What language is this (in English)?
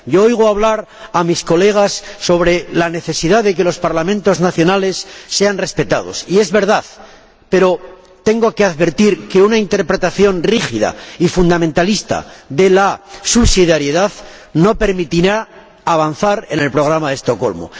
Spanish